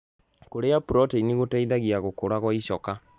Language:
Kikuyu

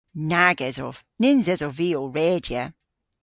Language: Cornish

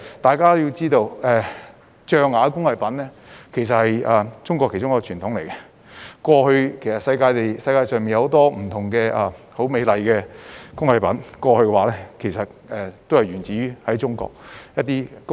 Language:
Cantonese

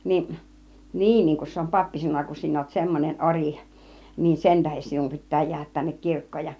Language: Finnish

